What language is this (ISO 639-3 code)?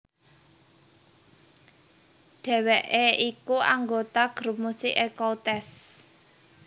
jav